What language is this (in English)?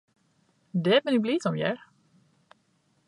Western Frisian